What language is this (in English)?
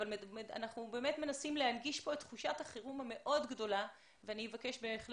Hebrew